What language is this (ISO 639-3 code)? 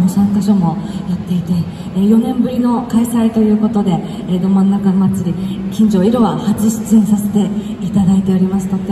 jpn